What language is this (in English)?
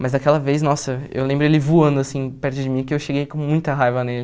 Portuguese